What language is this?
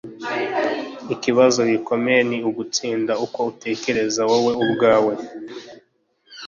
Kinyarwanda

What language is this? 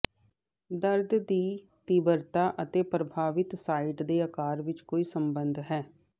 Punjabi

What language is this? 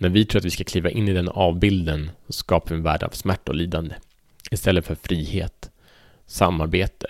Swedish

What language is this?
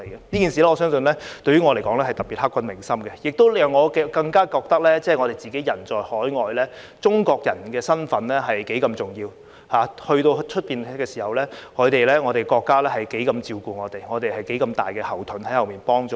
Cantonese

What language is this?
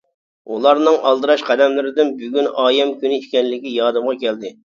Uyghur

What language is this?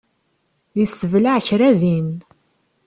Kabyle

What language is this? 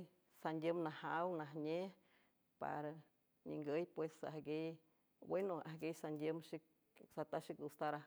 San Francisco Del Mar Huave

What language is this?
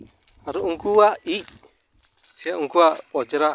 Santali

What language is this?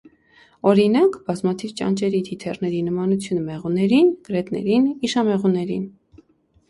Armenian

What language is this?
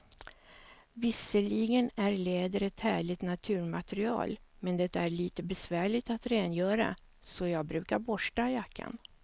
Swedish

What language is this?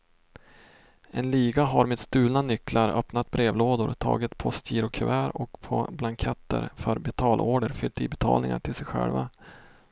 Swedish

